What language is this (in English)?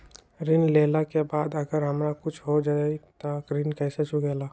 Magahi